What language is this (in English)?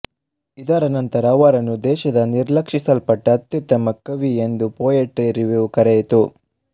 Kannada